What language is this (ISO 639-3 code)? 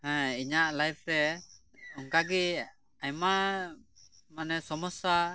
sat